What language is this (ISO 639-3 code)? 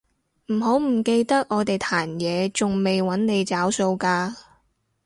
yue